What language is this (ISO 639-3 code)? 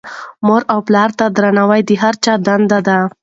pus